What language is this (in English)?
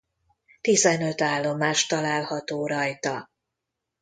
Hungarian